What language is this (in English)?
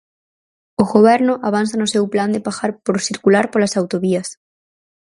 Galician